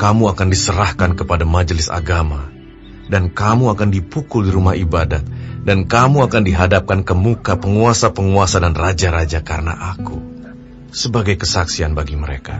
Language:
Indonesian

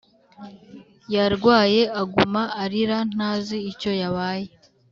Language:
Kinyarwanda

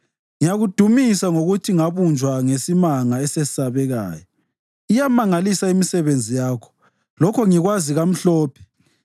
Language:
North Ndebele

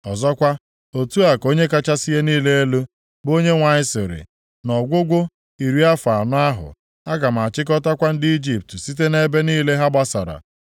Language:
Igbo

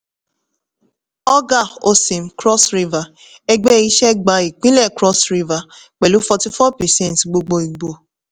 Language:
Yoruba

